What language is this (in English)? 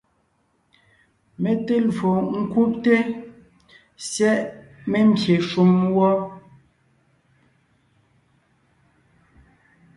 Ngiemboon